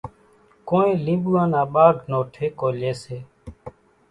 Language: Kachi Koli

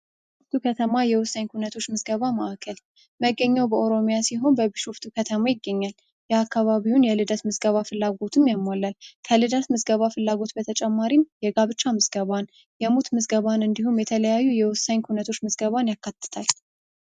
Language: Amharic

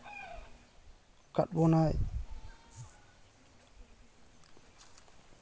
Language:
Santali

